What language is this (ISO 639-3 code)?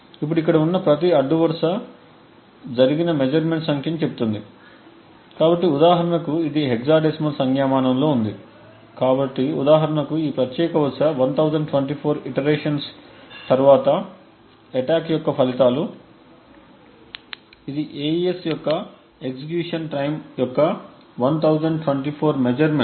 tel